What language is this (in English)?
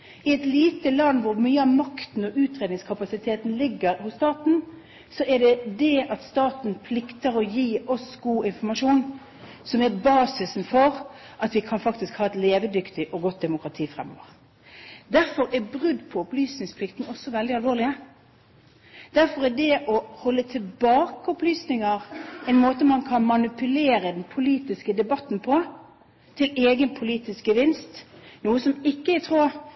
Norwegian Bokmål